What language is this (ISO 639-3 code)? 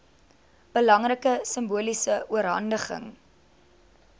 afr